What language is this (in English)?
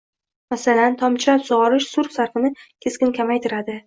Uzbek